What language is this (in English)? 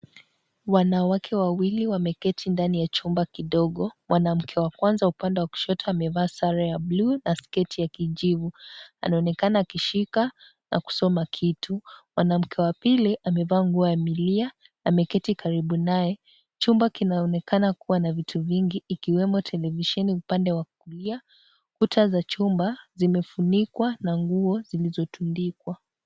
Swahili